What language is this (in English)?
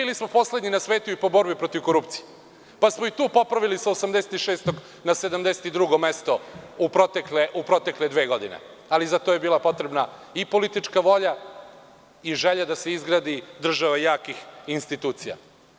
Serbian